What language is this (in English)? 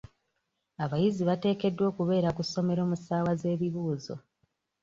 Ganda